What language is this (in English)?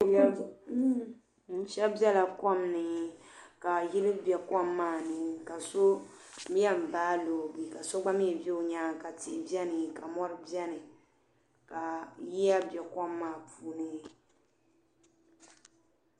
Dagbani